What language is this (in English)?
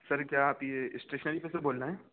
Urdu